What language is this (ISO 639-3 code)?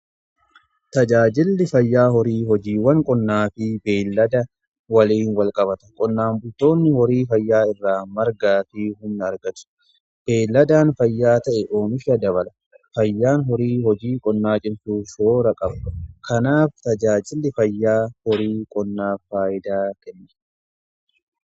orm